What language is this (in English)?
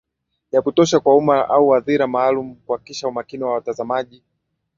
Swahili